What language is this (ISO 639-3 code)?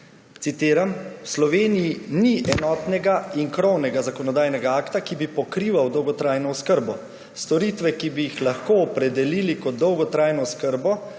slv